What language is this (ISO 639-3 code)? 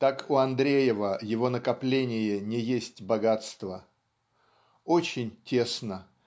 rus